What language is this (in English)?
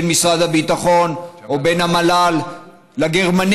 Hebrew